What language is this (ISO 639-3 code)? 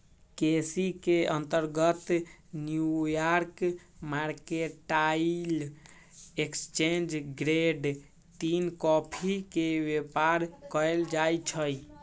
mag